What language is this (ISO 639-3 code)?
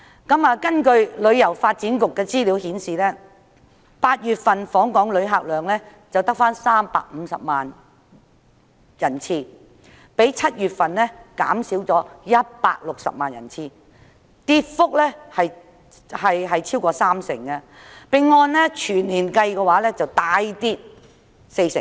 yue